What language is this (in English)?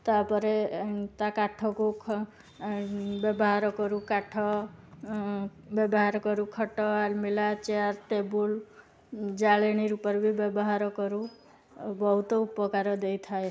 Odia